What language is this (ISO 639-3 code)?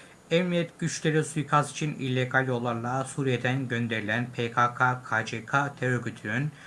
tur